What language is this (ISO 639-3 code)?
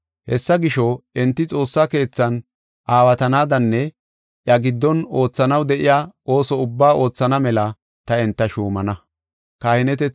gof